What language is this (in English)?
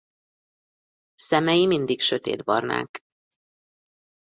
Hungarian